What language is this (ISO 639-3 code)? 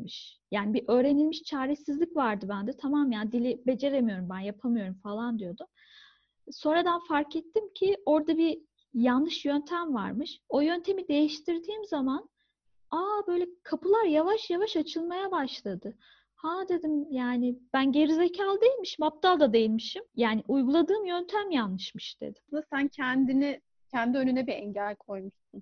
tur